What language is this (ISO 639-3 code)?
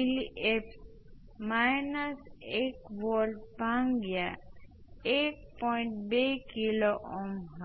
guj